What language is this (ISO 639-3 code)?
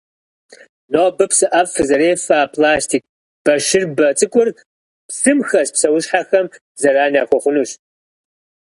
kbd